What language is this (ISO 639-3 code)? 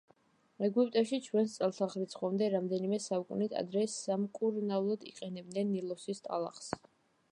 kat